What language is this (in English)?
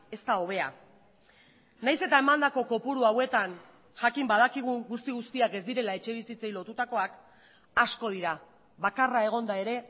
Basque